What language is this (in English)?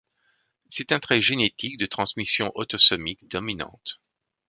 French